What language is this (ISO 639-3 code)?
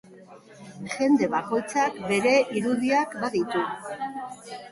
eus